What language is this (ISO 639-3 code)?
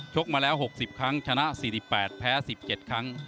tha